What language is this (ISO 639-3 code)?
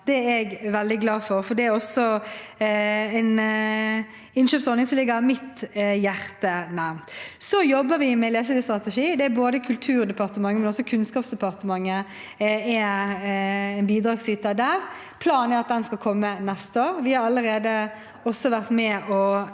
nor